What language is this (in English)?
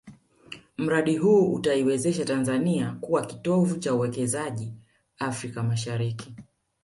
Swahili